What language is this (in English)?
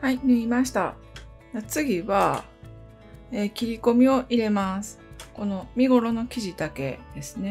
Japanese